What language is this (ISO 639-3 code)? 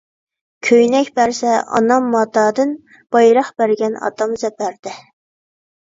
uig